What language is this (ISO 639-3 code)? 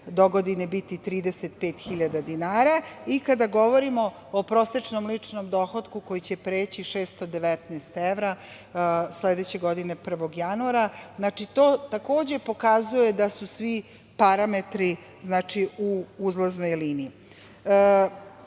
srp